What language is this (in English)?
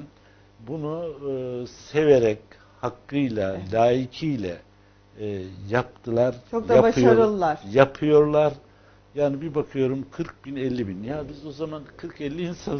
Turkish